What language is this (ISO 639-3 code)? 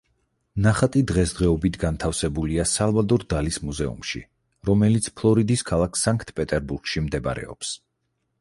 kat